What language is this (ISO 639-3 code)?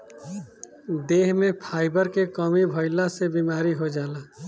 bho